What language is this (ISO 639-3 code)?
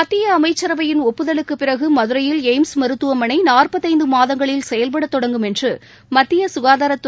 tam